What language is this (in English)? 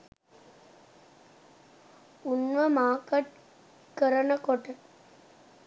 Sinhala